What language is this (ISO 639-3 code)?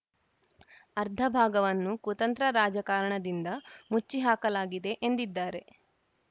kan